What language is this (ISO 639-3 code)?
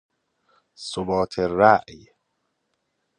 fas